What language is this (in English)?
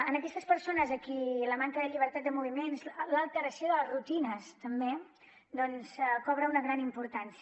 Catalan